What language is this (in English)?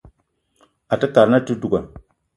Eton (Cameroon)